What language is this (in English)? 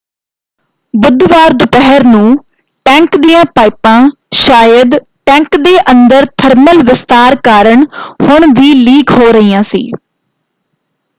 Punjabi